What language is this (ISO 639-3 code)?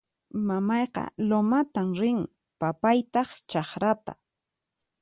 qxp